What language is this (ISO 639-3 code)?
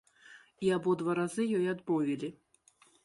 bel